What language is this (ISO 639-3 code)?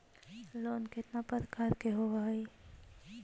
mag